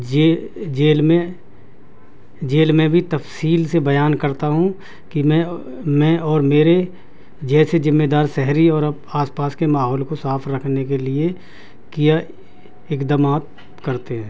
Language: Urdu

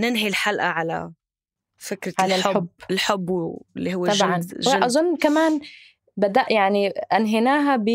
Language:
Arabic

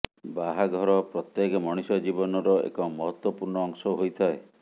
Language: Odia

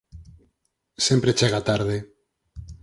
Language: Galician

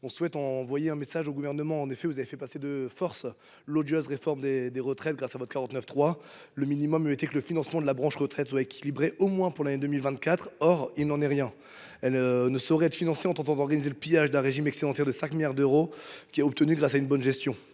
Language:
French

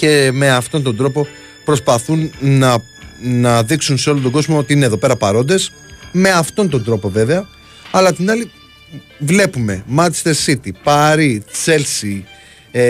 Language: Greek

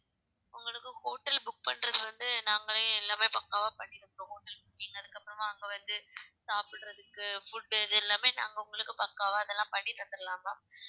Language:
Tamil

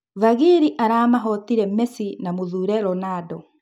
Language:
Kikuyu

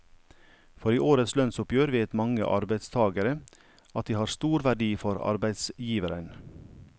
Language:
Norwegian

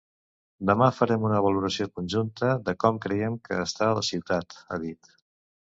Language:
Catalan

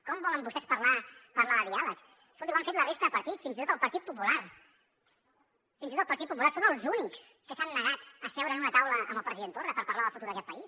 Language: Catalan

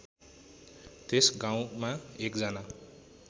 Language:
Nepali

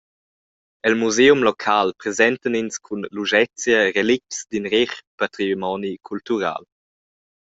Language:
Romansh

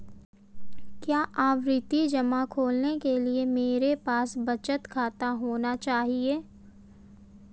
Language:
Hindi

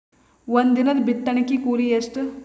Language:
Kannada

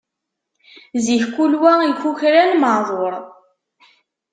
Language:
Kabyle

